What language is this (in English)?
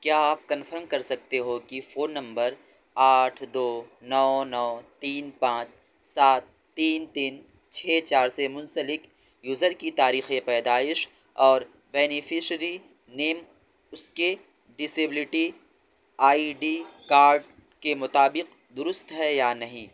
Urdu